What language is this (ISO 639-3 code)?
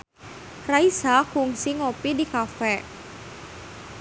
sun